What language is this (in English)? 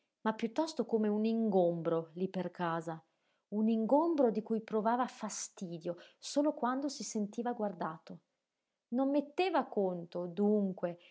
Italian